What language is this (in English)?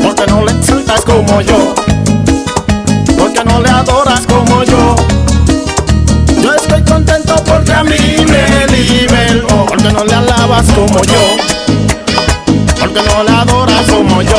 Spanish